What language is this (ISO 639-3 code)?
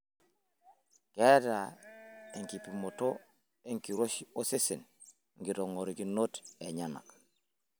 mas